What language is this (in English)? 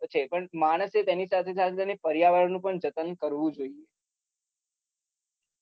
Gujarati